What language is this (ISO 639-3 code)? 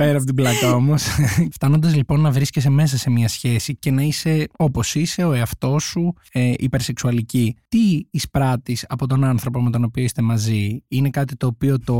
ell